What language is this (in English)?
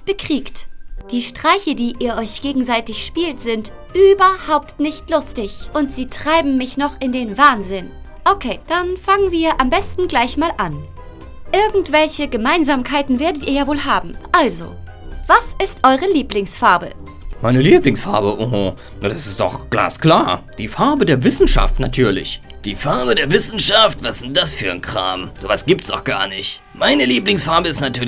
German